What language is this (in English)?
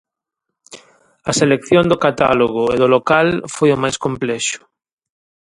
Galician